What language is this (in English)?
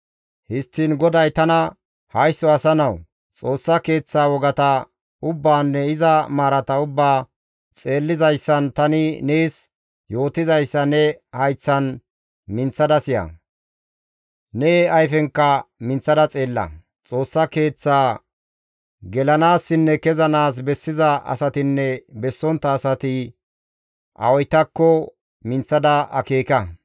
Gamo